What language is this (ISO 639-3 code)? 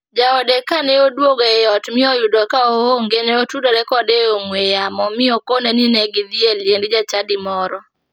luo